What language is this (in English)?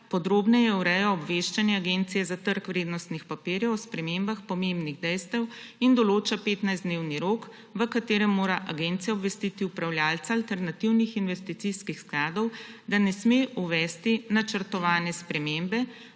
Slovenian